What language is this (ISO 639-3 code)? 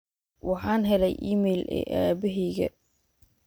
som